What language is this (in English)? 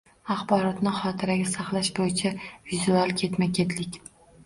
Uzbek